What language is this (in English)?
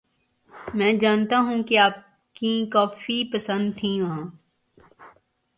Urdu